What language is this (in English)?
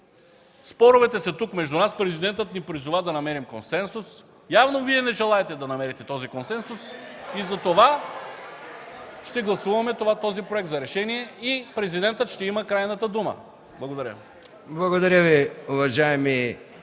Bulgarian